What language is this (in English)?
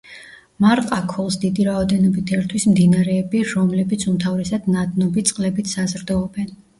Georgian